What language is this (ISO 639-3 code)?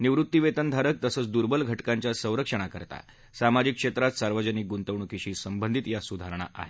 mar